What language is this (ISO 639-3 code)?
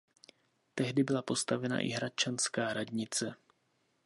ces